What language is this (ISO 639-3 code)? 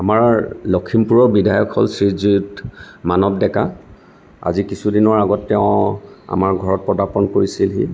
asm